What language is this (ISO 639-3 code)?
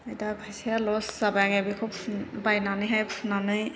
brx